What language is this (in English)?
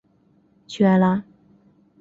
Chinese